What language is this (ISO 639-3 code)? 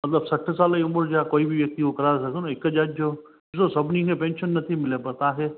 snd